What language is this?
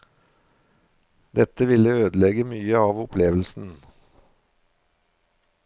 Norwegian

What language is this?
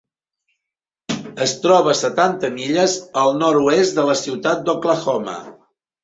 Catalan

